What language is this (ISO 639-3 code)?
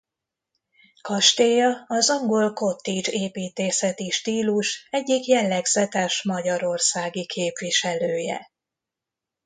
hun